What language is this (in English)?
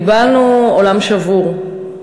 Hebrew